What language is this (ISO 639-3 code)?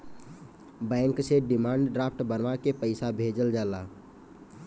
bho